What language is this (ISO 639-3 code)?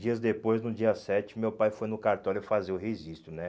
por